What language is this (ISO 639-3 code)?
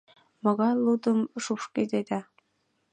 chm